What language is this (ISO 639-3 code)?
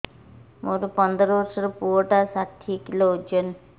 ori